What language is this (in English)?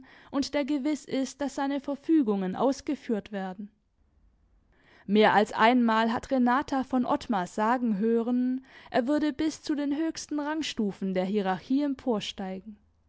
German